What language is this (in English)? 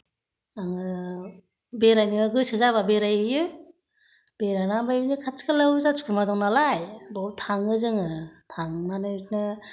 Bodo